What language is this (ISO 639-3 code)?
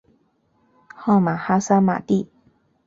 zho